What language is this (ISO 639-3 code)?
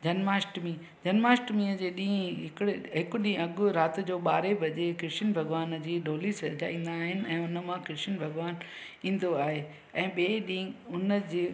snd